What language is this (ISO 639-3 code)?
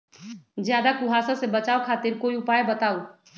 mag